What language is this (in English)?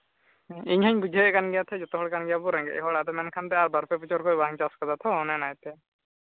Santali